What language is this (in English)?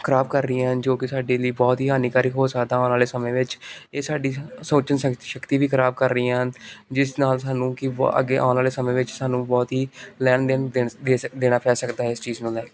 Punjabi